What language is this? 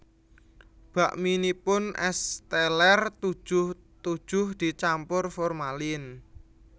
Javanese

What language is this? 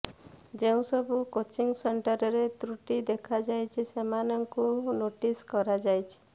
Odia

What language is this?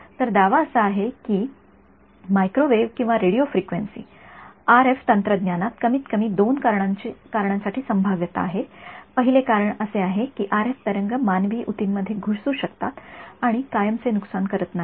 Marathi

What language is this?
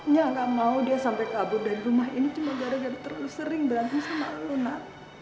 Indonesian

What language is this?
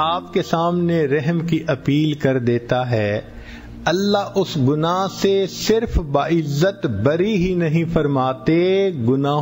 Urdu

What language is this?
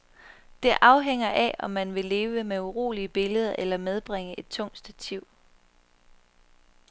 Danish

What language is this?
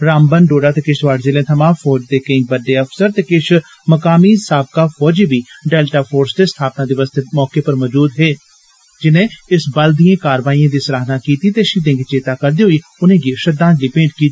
Dogri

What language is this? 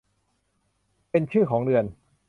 Thai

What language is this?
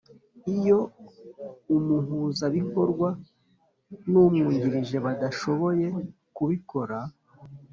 Kinyarwanda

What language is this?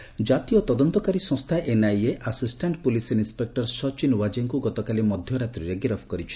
Odia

